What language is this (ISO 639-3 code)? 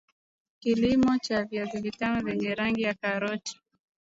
swa